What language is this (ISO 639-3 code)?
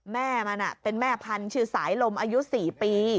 tha